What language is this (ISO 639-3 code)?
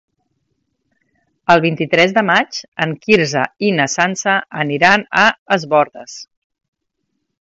cat